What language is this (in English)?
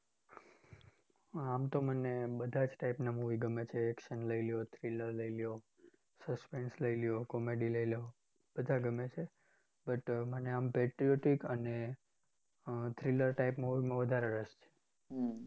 Gujarati